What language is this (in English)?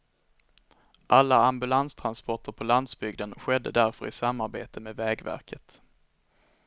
Swedish